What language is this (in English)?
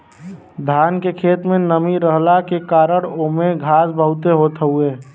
Bhojpuri